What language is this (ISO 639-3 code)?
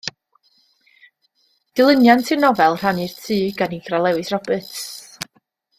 cym